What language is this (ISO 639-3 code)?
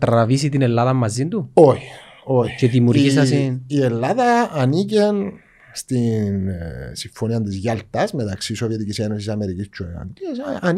ell